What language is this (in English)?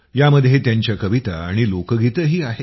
Marathi